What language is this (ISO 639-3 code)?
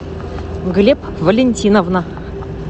rus